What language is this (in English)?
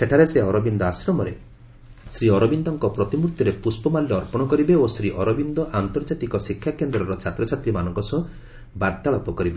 Odia